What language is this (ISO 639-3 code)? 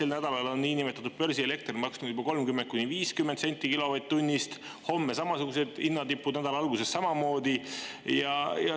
est